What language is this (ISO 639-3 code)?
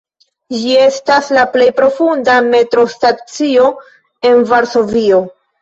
epo